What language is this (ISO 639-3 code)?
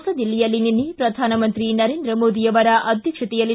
kan